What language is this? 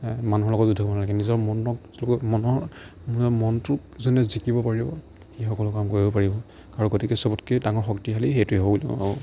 Assamese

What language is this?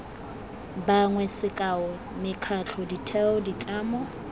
Tswana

